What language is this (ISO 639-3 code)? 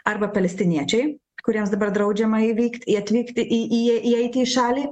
lit